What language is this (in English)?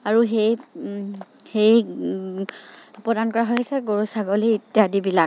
Assamese